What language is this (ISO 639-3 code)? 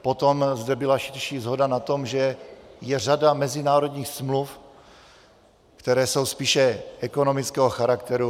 ces